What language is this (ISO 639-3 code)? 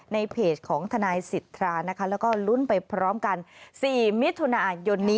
tha